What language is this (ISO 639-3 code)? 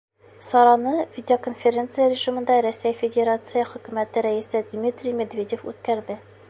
bak